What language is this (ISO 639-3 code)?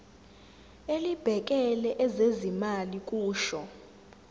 zul